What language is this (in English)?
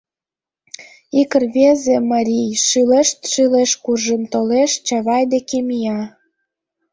Mari